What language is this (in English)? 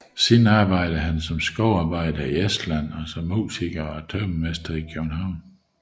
Danish